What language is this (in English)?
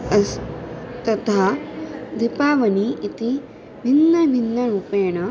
Sanskrit